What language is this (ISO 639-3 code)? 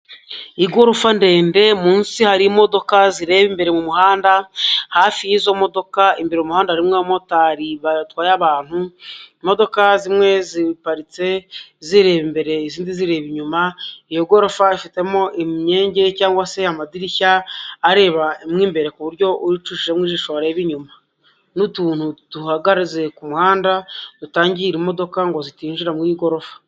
kin